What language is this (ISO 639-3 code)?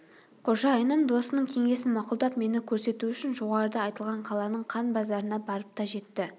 kaz